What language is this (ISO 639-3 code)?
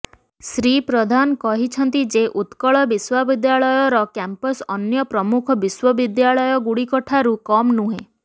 ori